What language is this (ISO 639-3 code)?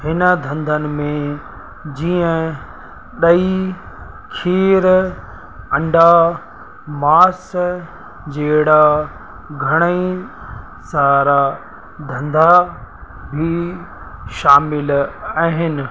snd